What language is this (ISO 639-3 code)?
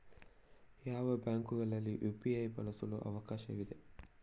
kan